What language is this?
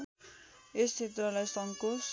Nepali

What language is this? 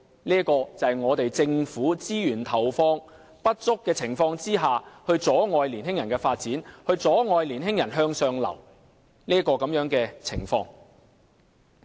Cantonese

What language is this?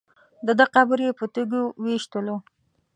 Pashto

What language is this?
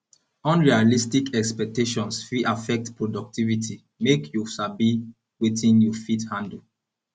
Nigerian Pidgin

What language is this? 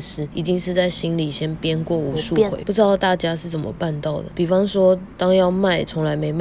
Chinese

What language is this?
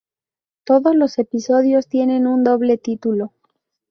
Spanish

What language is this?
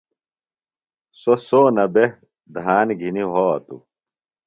Phalura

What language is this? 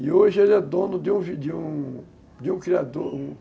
Portuguese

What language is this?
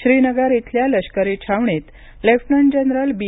Marathi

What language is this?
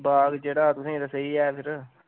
Dogri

